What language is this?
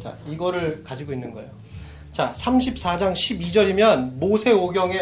Korean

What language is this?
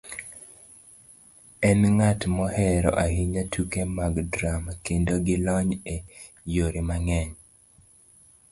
Luo (Kenya and Tanzania)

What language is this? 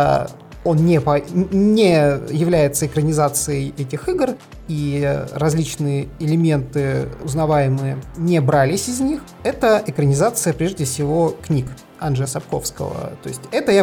Russian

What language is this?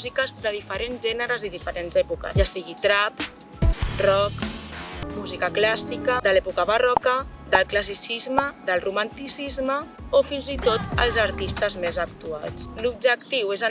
Catalan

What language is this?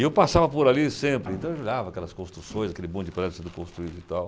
Portuguese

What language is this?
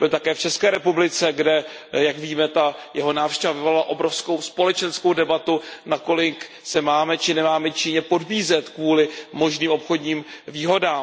Czech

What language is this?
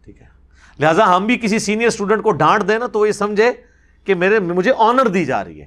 Urdu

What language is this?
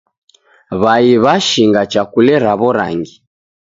Taita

